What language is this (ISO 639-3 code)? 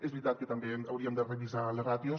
cat